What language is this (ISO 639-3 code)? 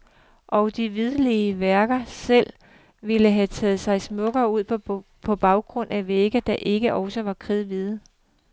dan